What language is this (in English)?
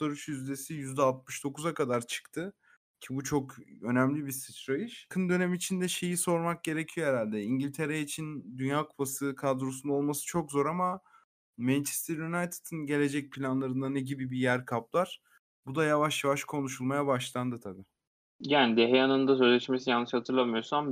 Turkish